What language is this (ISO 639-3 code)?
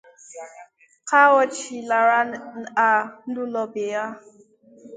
ibo